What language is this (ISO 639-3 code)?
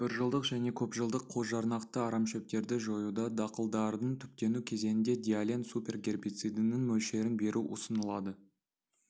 kaz